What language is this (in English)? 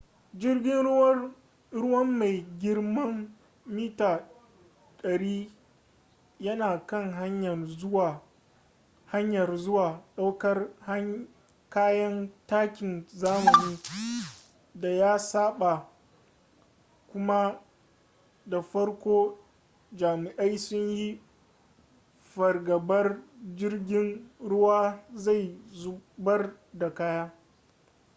Hausa